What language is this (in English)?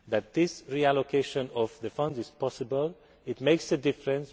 English